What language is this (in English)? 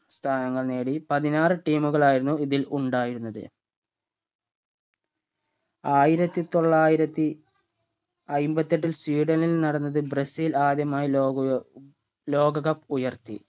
Malayalam